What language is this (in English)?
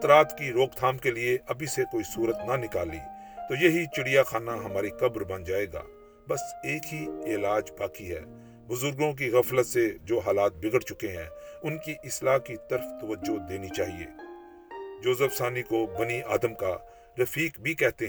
Urdu